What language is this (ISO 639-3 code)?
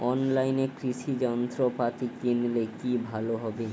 ben